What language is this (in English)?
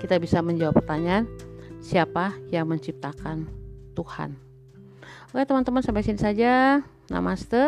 Indonesian